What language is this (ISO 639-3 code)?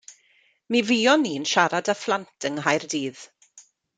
cym